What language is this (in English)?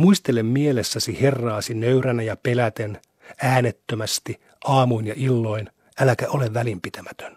Finnish